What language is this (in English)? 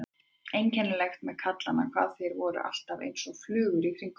Icelandic